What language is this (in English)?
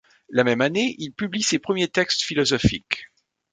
French